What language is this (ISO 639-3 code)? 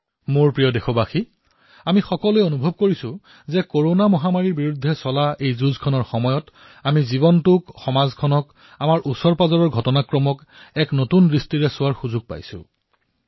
asm